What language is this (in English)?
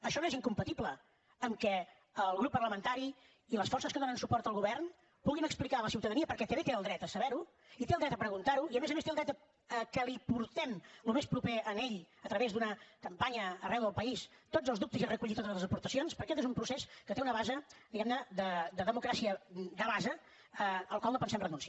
Catalan